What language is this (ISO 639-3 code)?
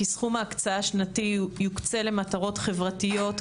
heb